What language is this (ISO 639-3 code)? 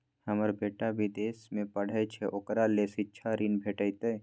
mai